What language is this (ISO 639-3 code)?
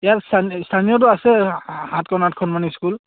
asm